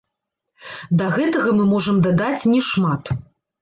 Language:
Belarusian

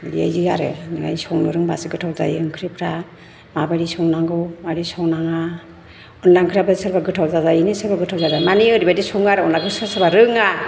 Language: Bodo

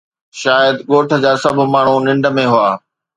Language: Sindhi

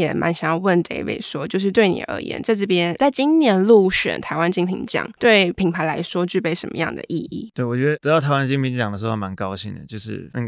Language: Chinese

